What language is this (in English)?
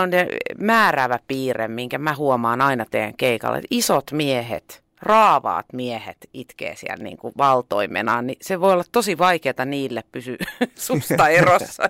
Finnish